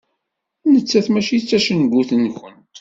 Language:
Kabyle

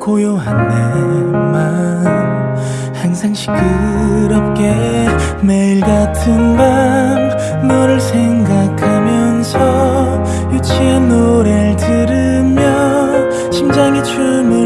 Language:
Korean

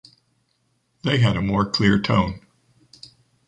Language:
English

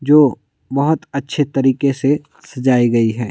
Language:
Hindi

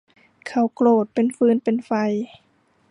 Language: Thai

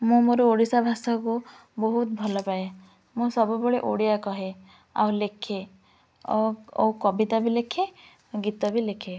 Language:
Odia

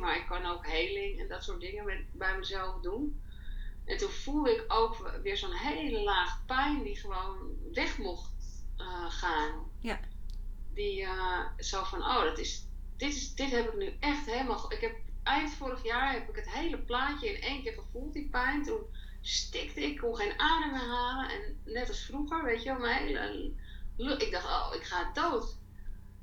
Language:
Dutch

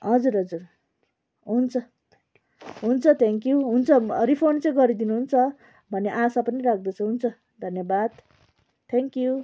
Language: Nepali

